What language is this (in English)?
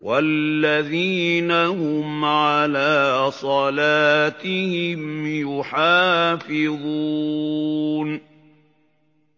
Arabic